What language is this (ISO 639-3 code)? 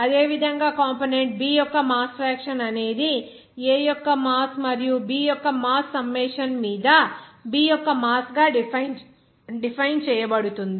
tel